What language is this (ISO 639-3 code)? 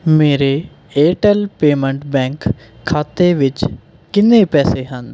pan